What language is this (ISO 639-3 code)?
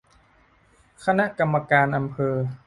tha